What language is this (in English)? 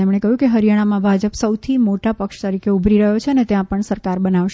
Gujarati